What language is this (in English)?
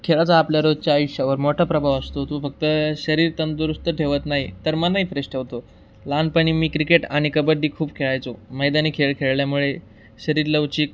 Marathi